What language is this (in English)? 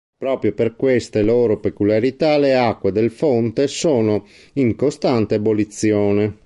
Italian